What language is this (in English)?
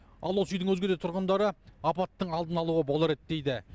Kazakh